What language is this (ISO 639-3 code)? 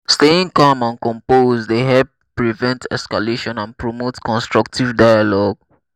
pcm